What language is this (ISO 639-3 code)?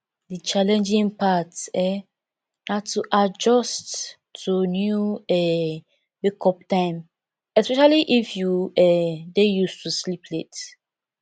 pcm